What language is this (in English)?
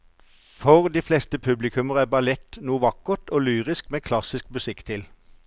Norwegian